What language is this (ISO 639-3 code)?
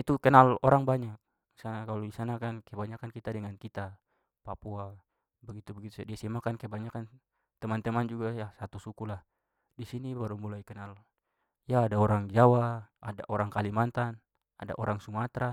pmy